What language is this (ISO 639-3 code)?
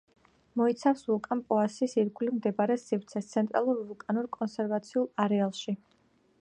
kat